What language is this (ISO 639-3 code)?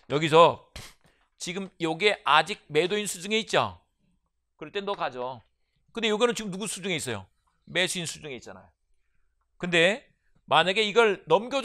kor